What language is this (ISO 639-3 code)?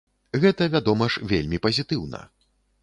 bel